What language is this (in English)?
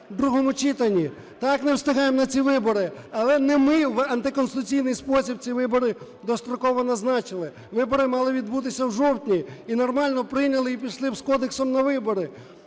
Ukrainian